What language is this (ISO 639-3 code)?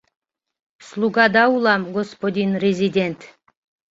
chm